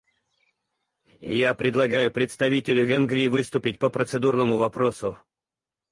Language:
Russian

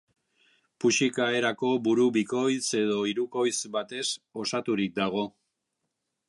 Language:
Basque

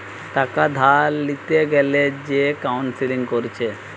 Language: Bangla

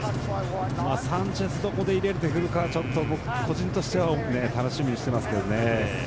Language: Japanese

